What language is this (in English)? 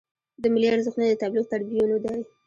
Pashto